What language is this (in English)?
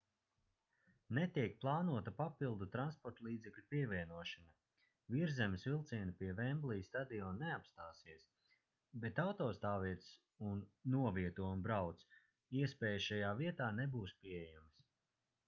Latvian